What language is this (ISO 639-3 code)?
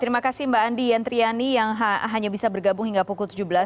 ind